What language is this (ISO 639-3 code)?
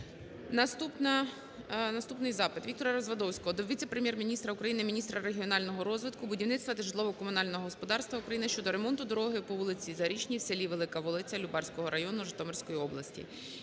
ukr